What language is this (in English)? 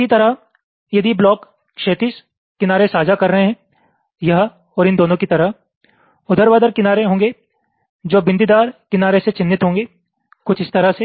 Hindi